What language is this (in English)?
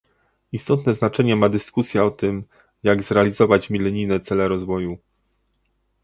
Polish